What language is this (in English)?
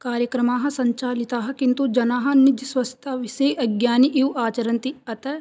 Sanskrit